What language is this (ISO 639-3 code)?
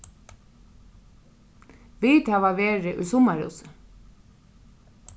fao